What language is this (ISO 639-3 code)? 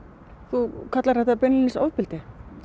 isl